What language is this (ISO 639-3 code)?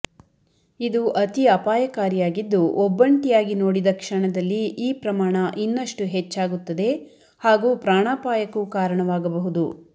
kan